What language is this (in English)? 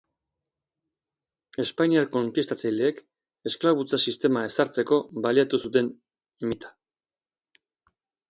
Basque